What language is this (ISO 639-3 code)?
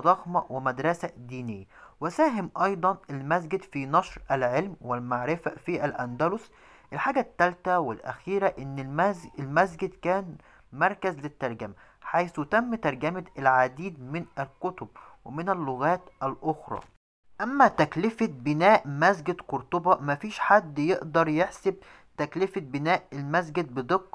ara